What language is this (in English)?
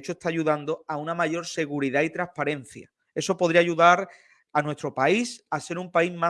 Spanish